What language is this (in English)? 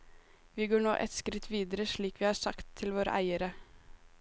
Norwegian